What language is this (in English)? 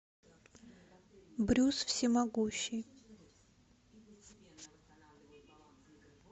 Russian